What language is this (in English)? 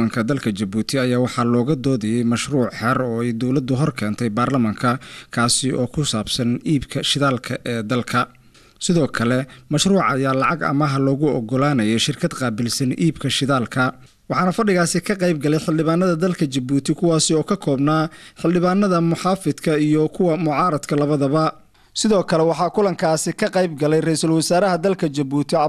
Arabic